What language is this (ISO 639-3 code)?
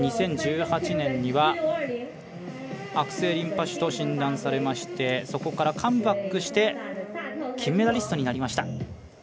jpn